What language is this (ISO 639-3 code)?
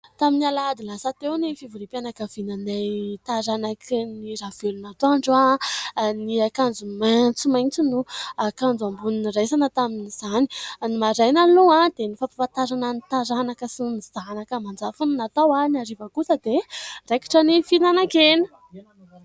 mlg